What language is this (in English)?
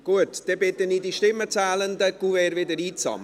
Swiss German